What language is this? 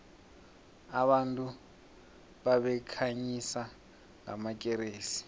South Ndebele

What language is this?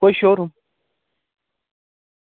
Dogri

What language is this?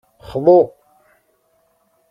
Kabyle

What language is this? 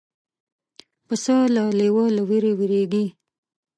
Pashto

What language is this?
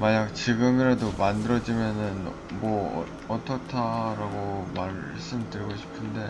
Korean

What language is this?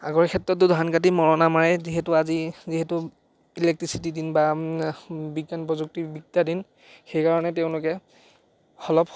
Assamese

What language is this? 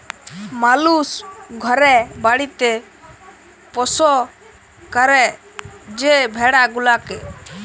Bangla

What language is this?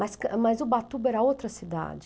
Portuguese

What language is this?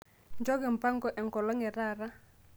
Masai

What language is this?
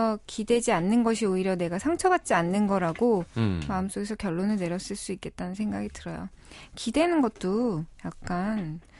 Korean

